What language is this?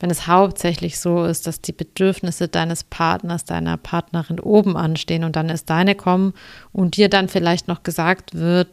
German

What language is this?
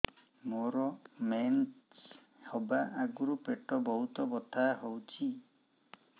Odia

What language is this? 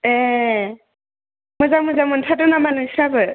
Bodo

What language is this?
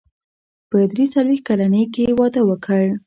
Pashto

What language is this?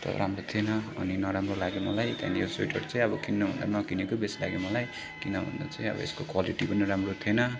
Nepali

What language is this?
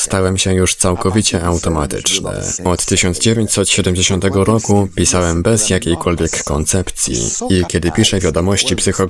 Polish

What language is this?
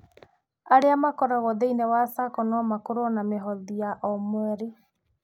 Kikuyu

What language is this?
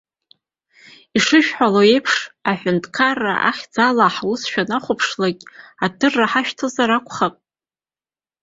Abkhazian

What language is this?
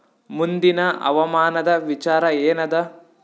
Kannada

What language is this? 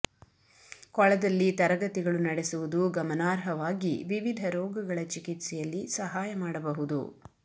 Kannada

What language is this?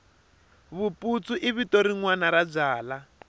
Tsonga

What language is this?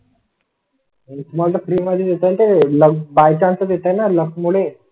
Marathi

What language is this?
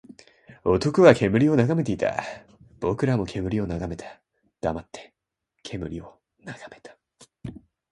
Japanese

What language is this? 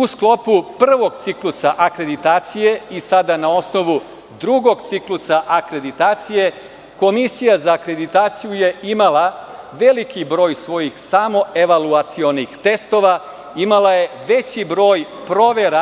Serbian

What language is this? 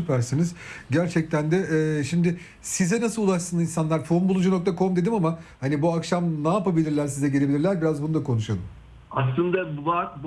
Turkish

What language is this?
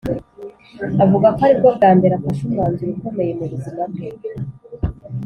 Kinyarwanda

